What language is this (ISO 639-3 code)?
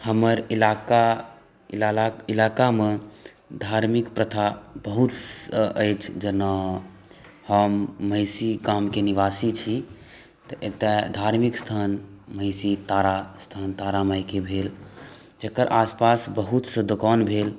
mai